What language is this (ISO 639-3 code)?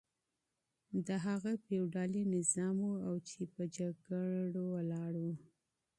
pus